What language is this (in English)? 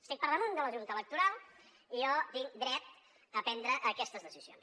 Catalan